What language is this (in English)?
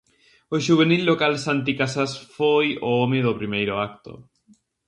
Galician